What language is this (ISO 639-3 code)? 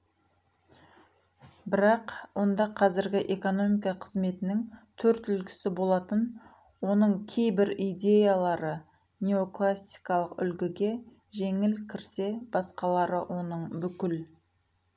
kaz